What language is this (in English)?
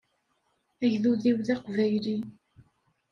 Kabyle